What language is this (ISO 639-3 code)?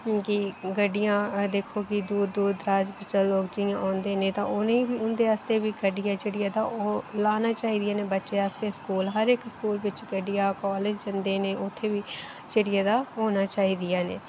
doi